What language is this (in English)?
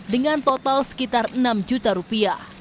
Indonesian